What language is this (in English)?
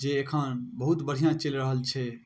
Maithili